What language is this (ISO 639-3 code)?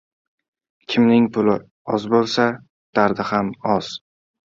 uzb